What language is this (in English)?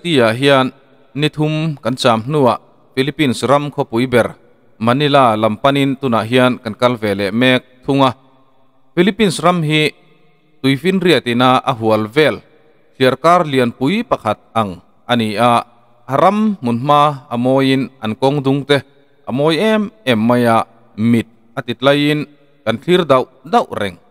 Filipino